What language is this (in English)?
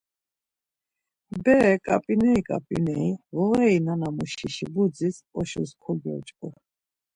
Laz